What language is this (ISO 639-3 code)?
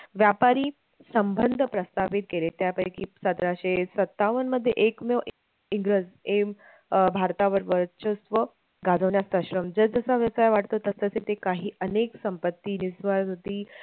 mar